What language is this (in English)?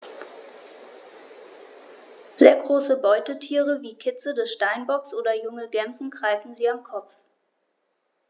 German